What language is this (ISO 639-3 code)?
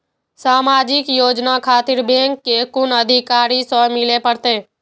mai